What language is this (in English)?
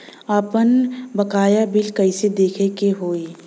Bhojpuri